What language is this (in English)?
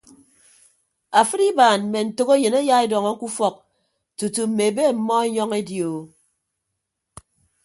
Ibibio